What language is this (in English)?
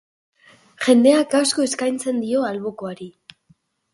Basque